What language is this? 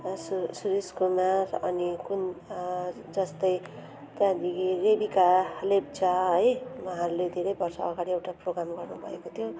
Nepali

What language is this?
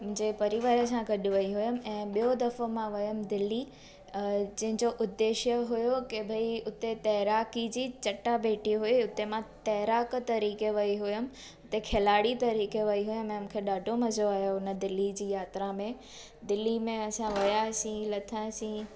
Sindhi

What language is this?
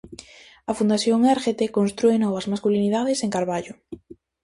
Galician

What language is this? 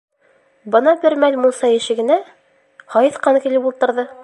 Bashkir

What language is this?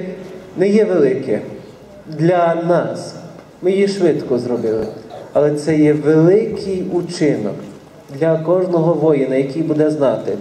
Ukrainian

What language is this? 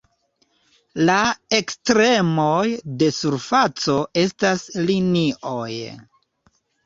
Esperanto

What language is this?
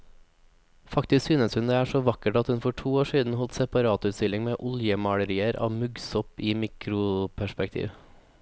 Norwegian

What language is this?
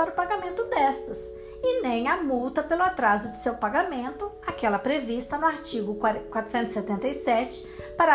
Portuguese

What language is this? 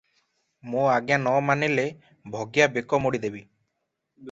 Odia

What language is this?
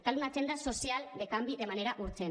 Catalan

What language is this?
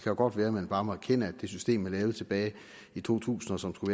Danish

